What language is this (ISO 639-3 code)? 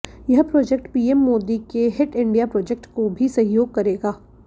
hin